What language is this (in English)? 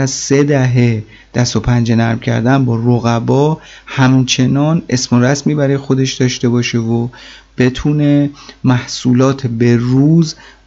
Persian